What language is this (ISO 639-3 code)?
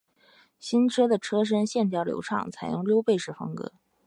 zho